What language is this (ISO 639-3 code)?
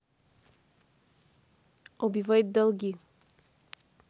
rus